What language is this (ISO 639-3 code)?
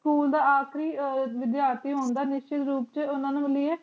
pan